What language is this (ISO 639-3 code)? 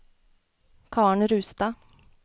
nor